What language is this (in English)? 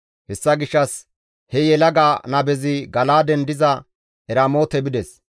Gamo